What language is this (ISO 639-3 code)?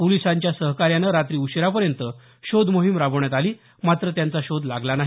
mar